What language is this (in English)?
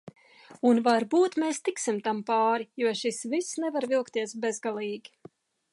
Latvian